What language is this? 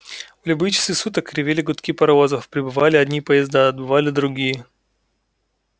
Russian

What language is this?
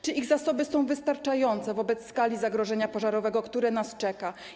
Polish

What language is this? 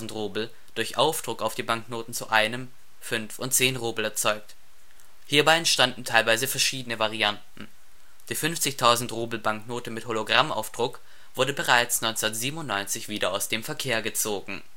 German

